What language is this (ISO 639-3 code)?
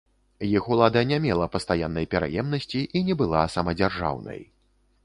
bel